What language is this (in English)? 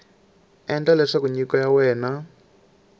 Tsonga